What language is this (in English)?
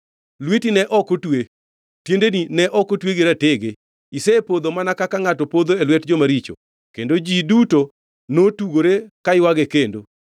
Luo (Kenya and Tanzania)